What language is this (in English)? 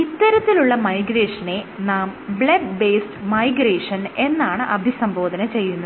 Malayalam